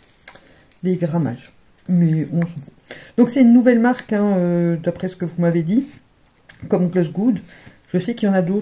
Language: French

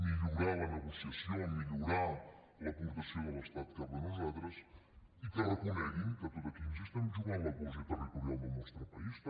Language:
Catalan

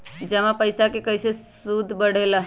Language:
Magahi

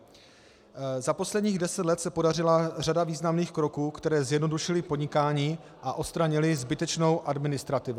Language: Czech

